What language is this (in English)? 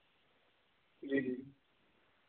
Dogri